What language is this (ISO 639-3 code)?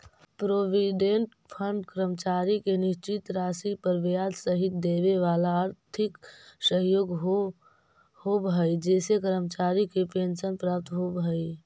mag